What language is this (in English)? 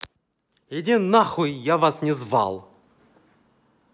Russian